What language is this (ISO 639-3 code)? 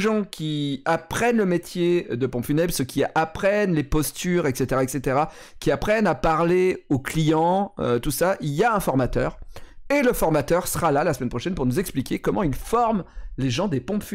fra